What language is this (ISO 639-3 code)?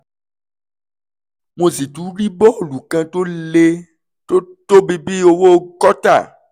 yor